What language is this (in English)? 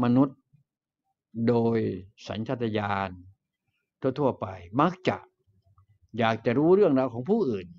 Thai